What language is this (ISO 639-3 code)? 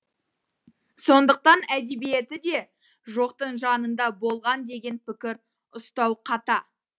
kaz